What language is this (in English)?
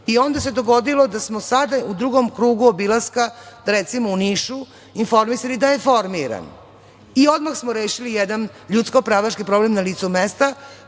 Serbian